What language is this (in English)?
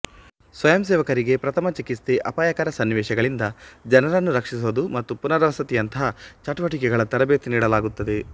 Kannada